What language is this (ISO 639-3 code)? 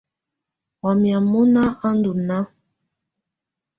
tvu